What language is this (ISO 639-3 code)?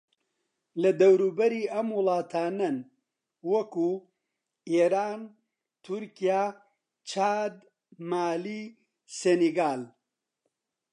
ckb